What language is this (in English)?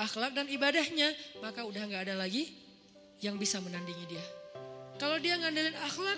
Indonesian